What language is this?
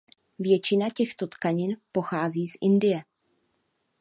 Czech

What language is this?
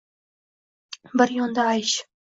Uzbek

